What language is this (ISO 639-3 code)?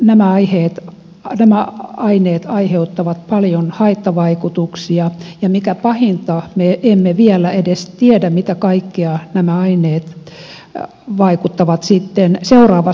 fin